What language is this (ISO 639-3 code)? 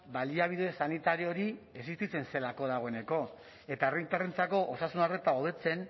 eus